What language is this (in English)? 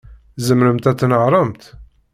Kabyle